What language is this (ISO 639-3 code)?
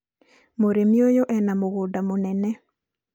kik